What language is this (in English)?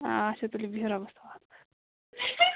Kashmiri